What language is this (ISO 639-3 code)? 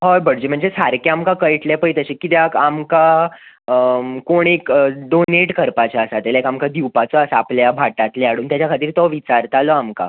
kok